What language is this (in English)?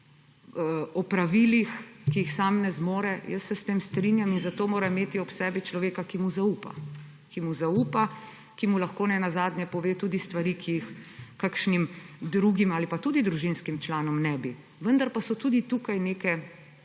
Slovenian